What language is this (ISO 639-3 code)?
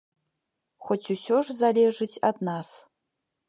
bel